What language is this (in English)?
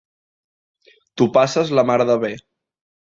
Catalan